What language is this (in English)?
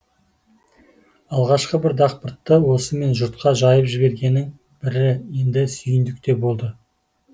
Kazakh